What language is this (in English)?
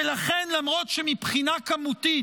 Hebrew